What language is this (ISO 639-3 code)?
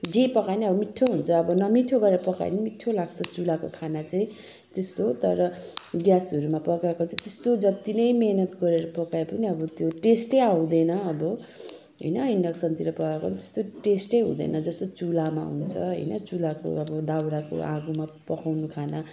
nep